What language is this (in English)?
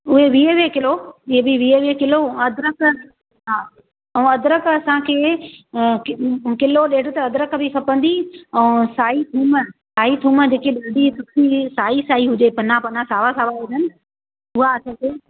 Sindhi